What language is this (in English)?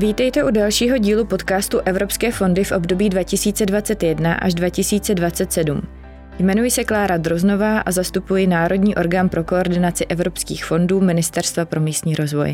Czech